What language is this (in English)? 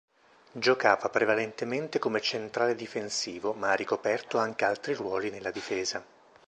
Italian